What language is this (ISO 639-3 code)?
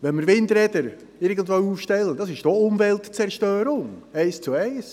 gsw